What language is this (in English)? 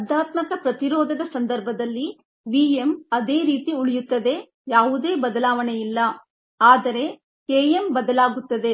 Kannada